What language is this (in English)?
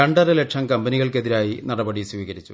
Malayalam